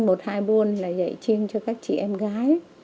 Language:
Vietnamese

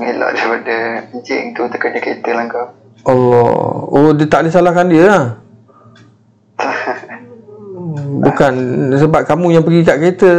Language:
Malay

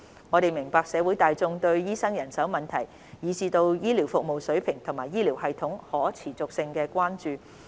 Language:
Cantonese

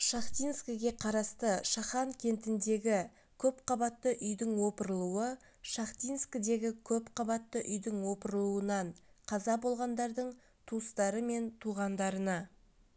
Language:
Kazakh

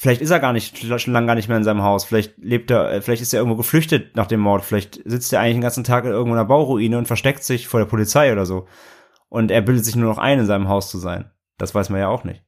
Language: German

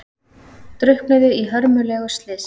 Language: Icelandic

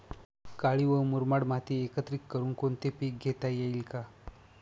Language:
Marathi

